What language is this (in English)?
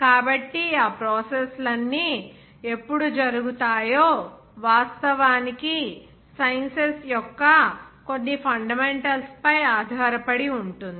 Telugu